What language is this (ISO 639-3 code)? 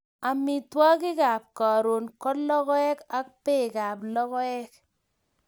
kln